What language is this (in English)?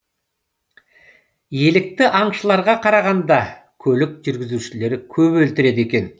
Kazakh